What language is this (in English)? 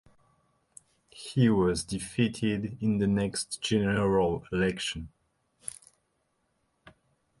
English